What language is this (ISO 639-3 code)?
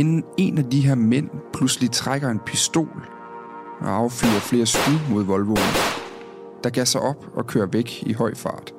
dan